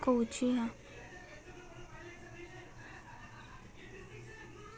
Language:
Magahi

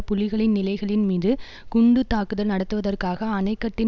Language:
Tamil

